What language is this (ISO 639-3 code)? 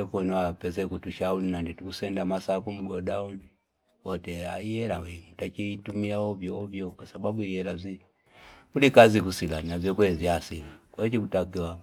fip